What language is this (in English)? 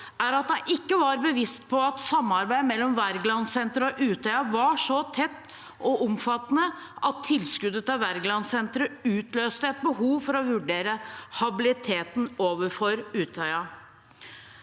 Norwegian